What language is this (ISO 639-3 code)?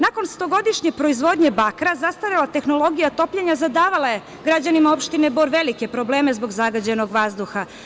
srp